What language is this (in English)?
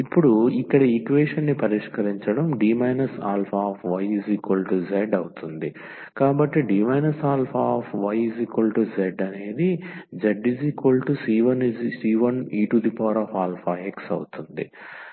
Telugu